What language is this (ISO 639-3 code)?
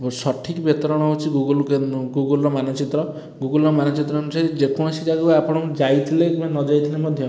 ori